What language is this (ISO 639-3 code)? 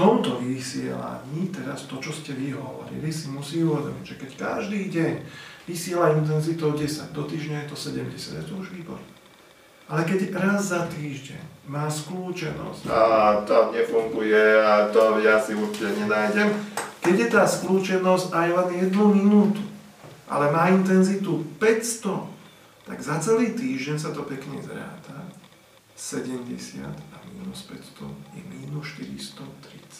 slk